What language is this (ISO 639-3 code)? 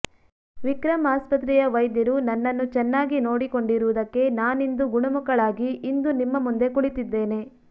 kan